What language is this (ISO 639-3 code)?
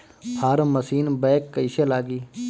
bho